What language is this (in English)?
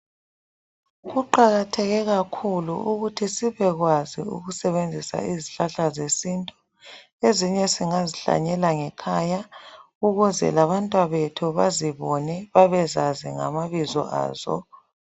North Ndebele